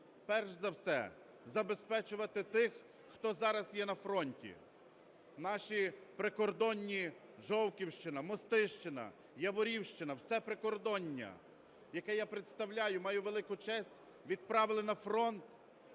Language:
Ukrainian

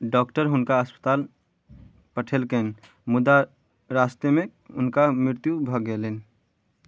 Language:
Maithili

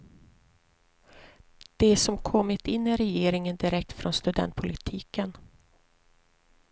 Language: Swedish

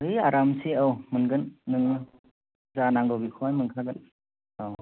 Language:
Bodo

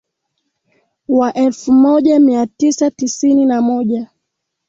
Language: Swahili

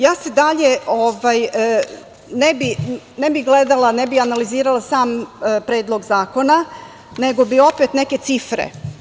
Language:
Serbian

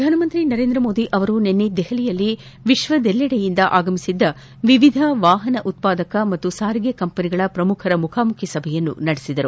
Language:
Kannada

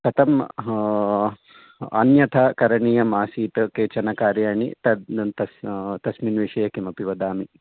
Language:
Sanskrit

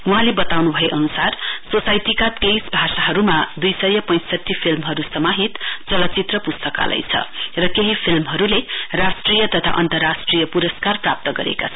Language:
Nepali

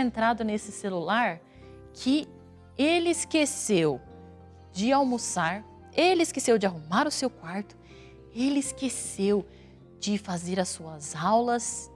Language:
Portuguese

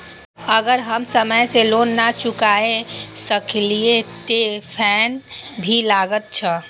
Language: Maithili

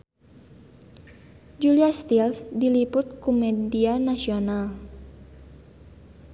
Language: Sundanese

